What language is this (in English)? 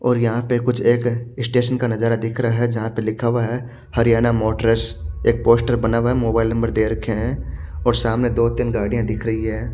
Hindi